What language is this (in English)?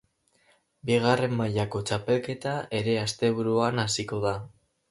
Basque